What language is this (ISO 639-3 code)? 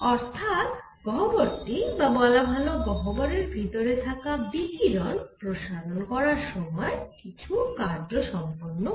ben